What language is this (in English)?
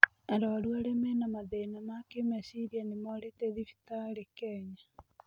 Kikuyu